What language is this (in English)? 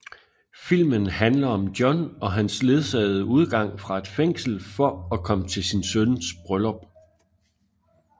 Danish